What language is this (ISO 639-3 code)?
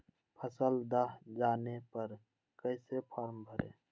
mag